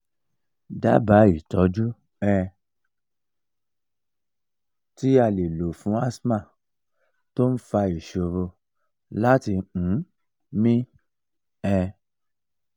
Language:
Yoruba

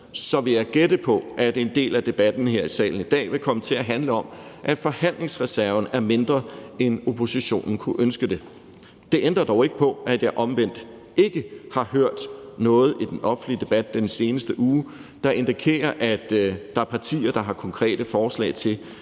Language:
Danish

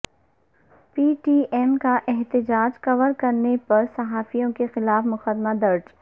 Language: Urdu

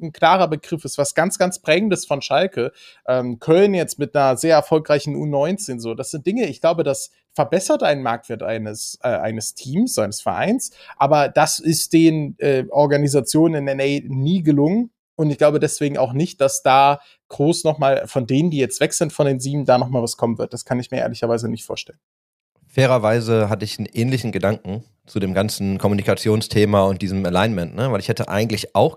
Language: German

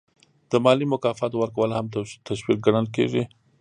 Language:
Pashto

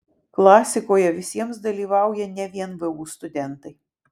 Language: Lithuanian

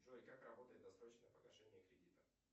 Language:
Russian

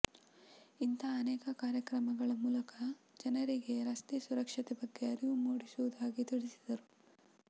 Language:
Kannada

